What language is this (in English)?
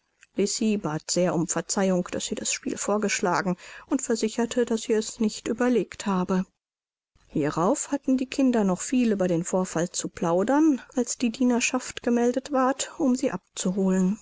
German